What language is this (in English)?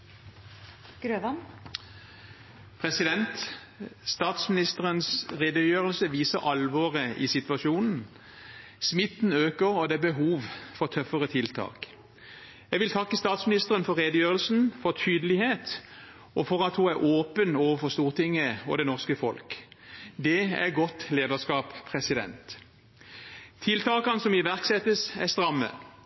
Norwegian